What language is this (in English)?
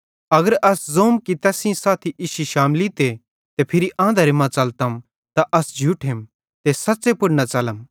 Bhadrawahi